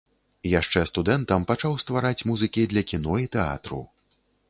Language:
Belarusian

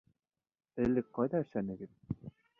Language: Bashkir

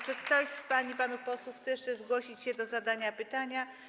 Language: Polish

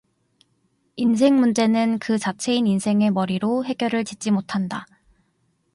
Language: Korean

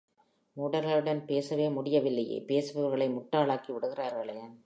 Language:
Tamil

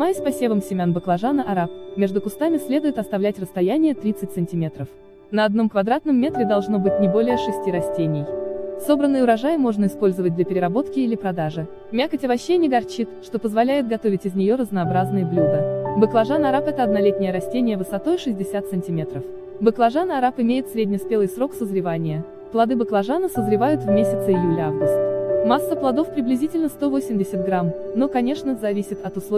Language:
Russian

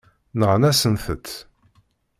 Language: Kabyle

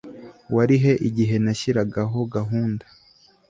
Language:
Kinyarwanda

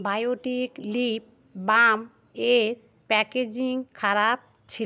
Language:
Bangla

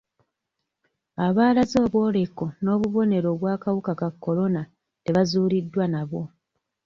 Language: Ganda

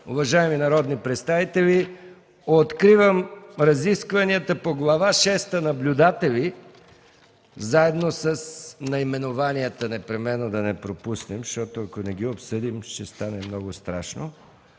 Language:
Bulgarian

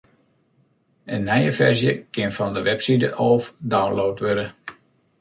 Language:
Western Frisian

